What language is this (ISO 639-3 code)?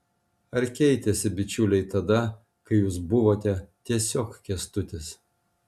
lit